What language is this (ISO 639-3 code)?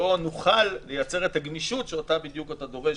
heb